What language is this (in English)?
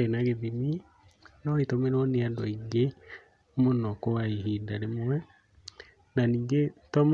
Kikuyu